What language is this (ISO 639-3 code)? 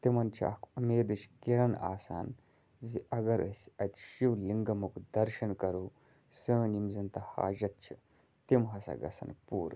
kas